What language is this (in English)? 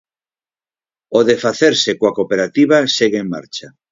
Galician